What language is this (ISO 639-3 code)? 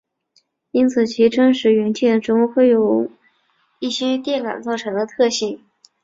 zho